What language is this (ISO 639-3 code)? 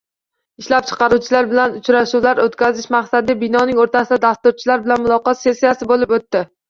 uzb